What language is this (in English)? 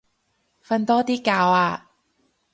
Cantonese